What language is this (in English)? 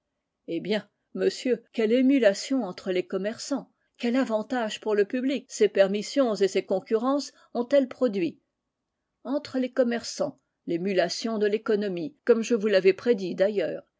French